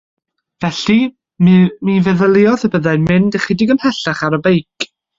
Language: Welsh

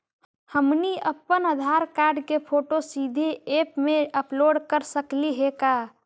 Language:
Magahi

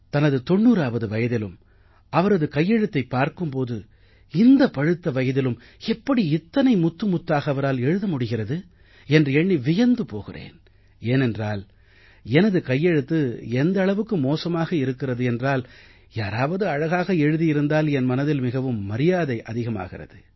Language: Tamil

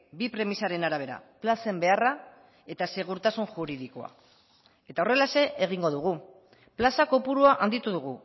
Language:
Basque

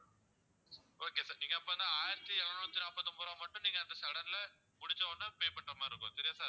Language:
Tamil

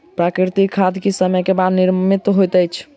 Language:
Maithili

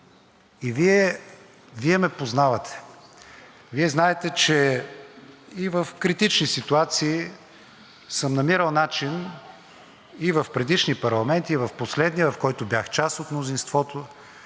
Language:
Bulgarian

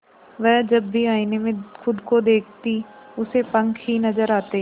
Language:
Hindi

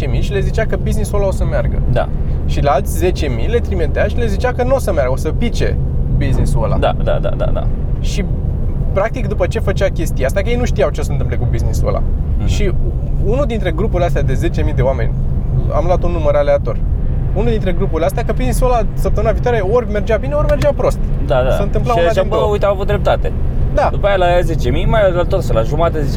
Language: Romanian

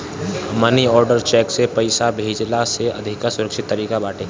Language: Bhojpuri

